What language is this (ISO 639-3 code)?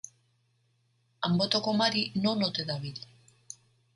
eus